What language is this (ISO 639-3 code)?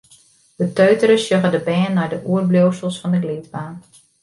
fry